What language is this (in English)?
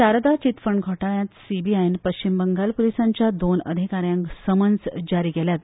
Konkani